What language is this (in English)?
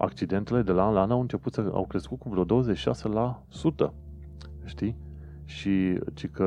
Romanian